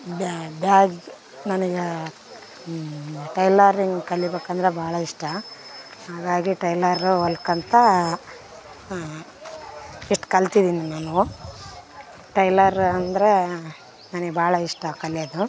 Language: Kannada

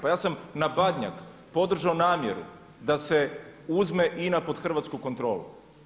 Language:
Croatian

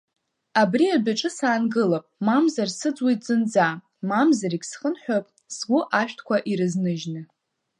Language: Abkhazian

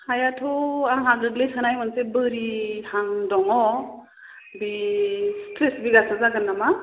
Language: Bodo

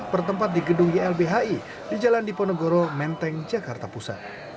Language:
Indonesian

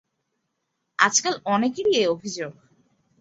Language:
Bangla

